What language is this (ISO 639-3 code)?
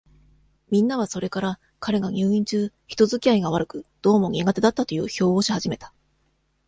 jpn